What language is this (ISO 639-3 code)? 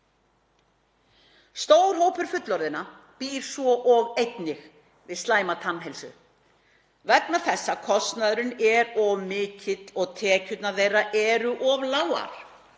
isl